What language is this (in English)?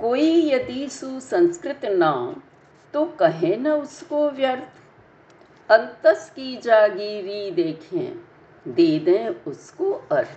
Hindi